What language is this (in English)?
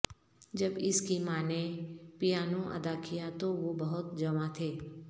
Urdu